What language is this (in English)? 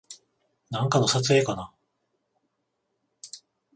Japanese